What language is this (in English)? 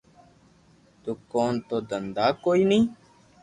Loarki